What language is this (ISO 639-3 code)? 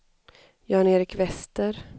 swe